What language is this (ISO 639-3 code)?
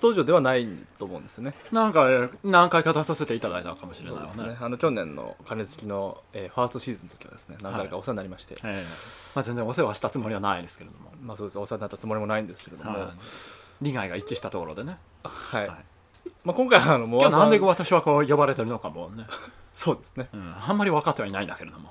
jpn